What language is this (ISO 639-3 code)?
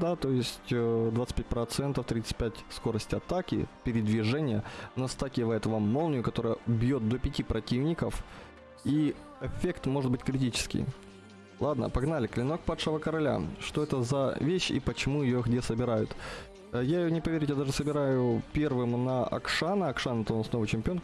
rus